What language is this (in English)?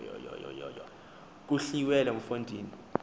Xhosa